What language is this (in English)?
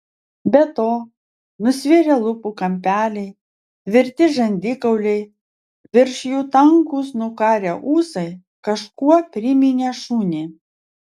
Lithuanian